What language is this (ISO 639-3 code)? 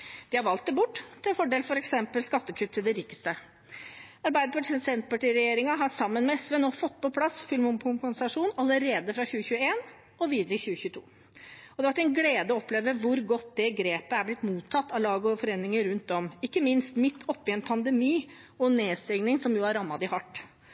nob